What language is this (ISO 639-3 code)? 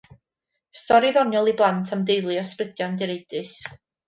cym